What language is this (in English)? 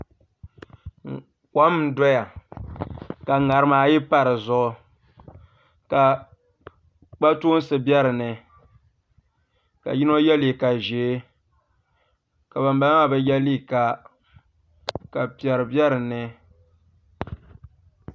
Dagbani